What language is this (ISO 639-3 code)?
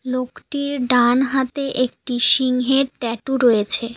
ben